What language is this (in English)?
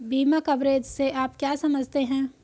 Hindi